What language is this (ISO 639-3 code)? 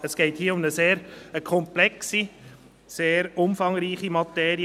gsw